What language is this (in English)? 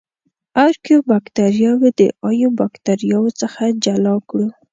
Pashto